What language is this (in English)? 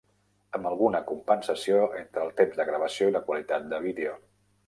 Catalan